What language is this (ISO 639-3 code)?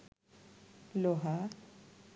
ben